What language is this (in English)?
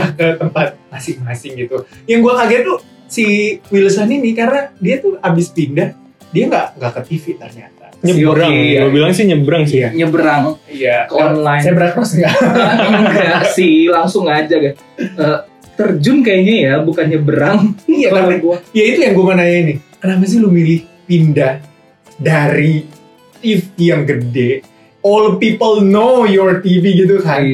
Indonesian